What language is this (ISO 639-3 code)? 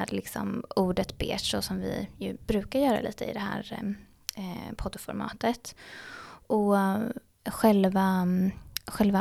swe